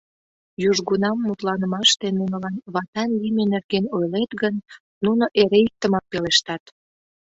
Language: Mari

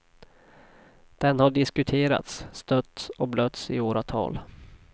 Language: Swedish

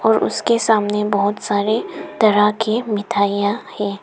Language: Hindi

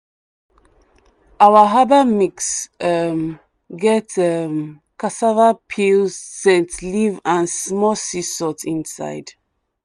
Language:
Nigerian Pidgin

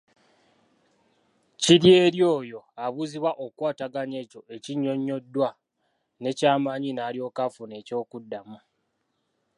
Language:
Ganda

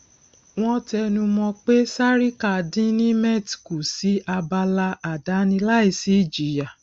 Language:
Yoruba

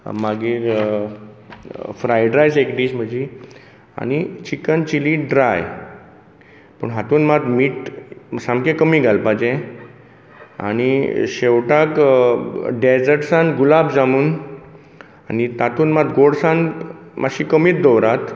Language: Konkani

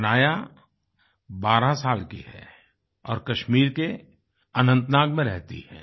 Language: Hindi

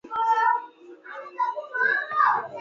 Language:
Lasi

